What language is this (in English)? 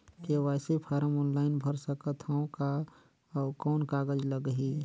Chhattisgarhi